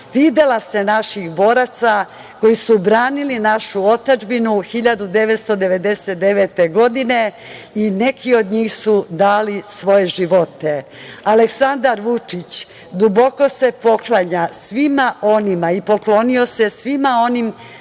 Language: Serbian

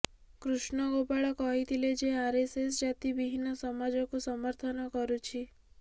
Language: Odia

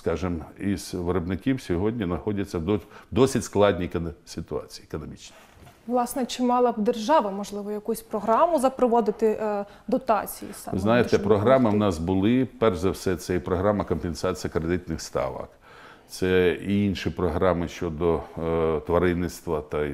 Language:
Ukrainian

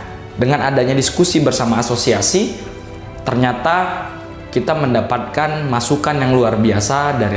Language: Indonesian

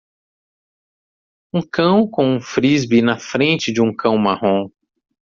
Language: Portuguese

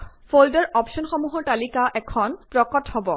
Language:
Assamese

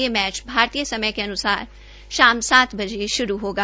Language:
Hindi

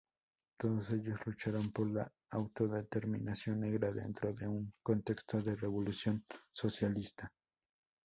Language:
Spanish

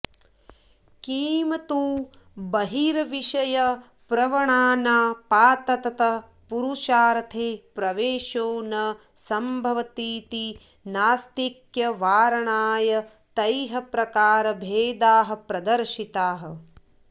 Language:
Sanskrit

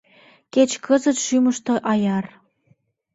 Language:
Mari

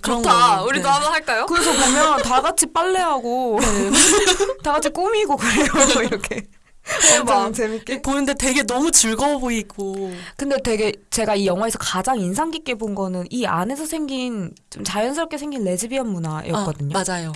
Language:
Korean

